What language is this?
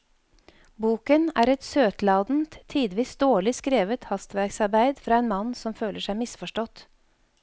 Norwegian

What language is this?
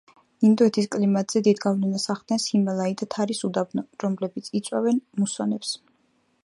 Georgian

